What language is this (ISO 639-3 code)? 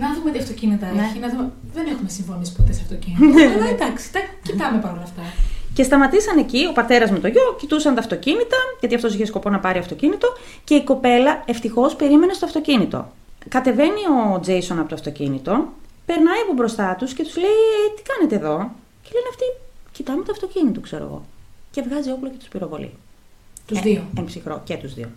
ell